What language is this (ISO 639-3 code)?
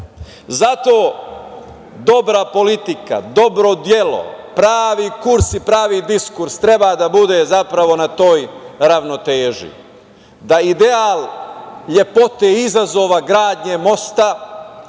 srp